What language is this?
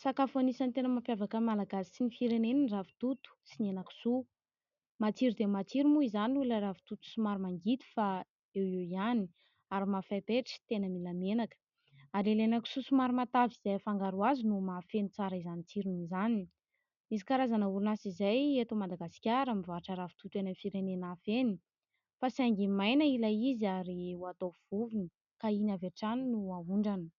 Malagasy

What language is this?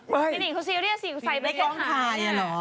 Thai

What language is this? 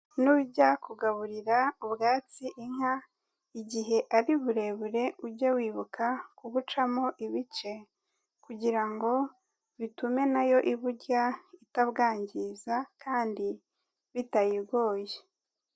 Kinyarwanda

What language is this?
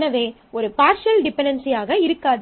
Tamil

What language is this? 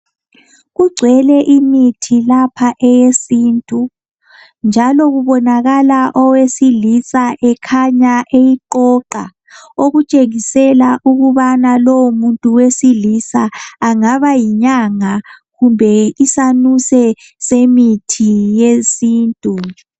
North Ndebele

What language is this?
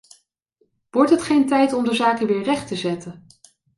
Dutch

